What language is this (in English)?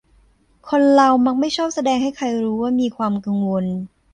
Thai